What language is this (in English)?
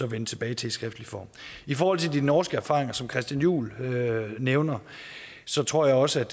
Danish